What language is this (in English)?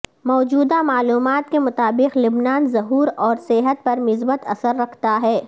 Urdu